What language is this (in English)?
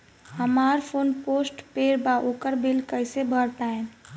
Bhojpuri